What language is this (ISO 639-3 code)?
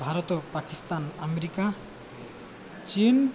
ori